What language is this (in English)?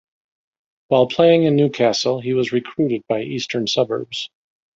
English